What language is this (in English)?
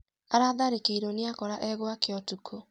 Kikuyu